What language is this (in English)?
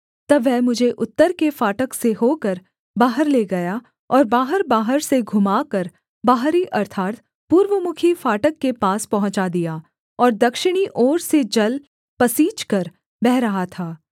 Hindi